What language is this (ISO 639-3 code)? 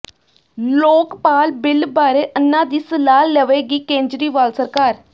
pan